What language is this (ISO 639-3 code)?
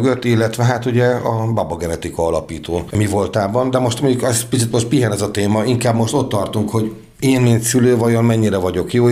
hun